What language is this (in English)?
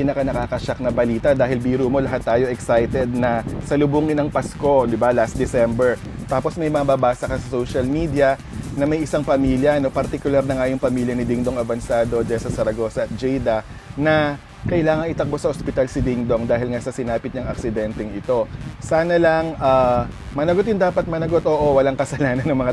Filipino